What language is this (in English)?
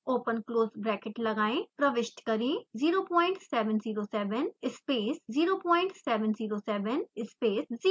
Hindi